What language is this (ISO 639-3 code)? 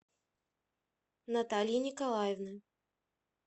rus